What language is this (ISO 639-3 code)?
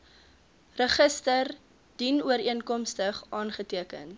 afr